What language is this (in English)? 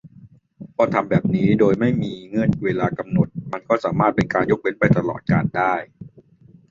Thai